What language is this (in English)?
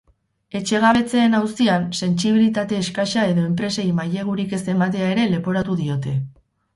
Basque